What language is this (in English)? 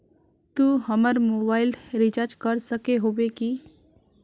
Magahi